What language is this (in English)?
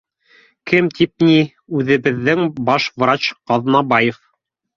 Bashkir